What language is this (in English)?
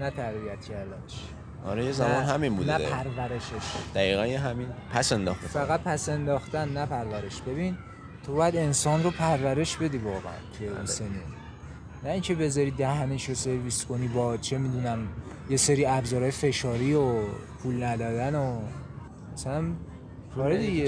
Persian